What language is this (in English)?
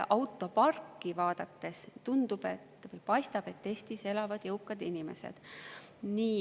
Estonian